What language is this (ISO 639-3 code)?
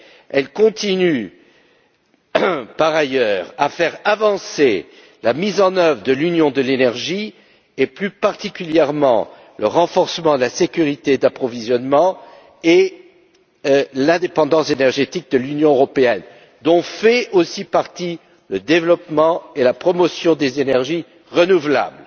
fra